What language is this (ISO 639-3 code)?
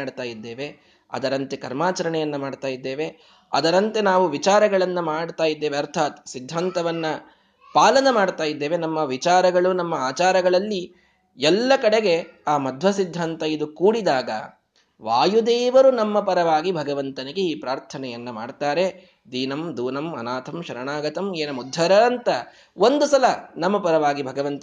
kan